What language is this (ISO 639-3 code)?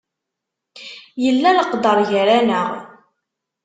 kab